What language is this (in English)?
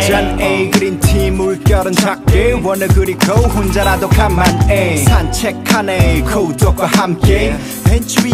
Korean